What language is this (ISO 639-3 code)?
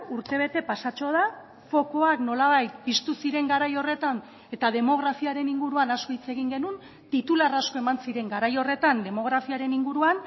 eus